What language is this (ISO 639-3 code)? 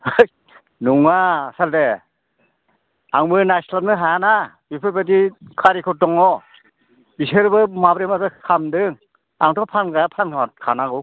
brx